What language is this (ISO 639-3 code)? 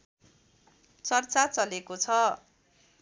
nep